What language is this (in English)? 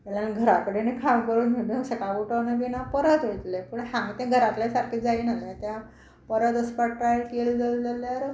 Konkani